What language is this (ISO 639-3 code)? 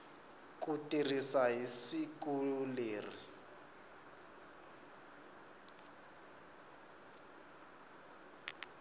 tso